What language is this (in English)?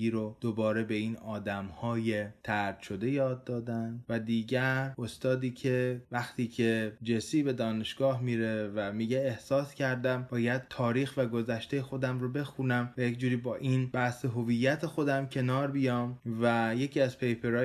Persian